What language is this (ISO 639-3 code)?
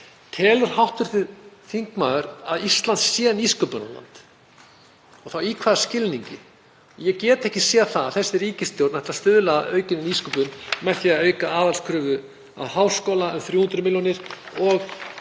isl